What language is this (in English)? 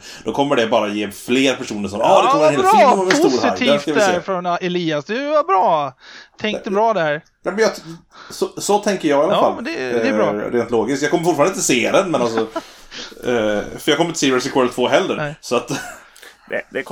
Swedish